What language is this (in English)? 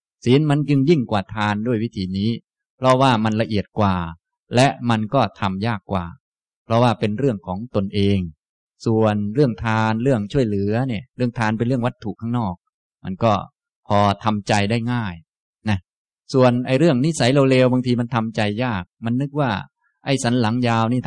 Thai